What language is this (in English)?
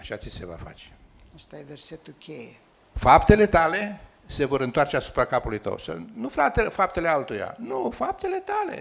Romanian